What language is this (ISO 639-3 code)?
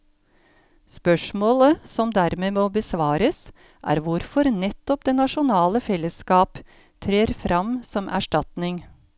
nor